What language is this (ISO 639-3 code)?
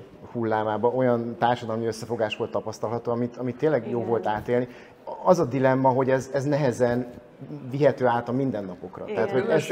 hun